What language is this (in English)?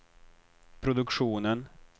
Swedish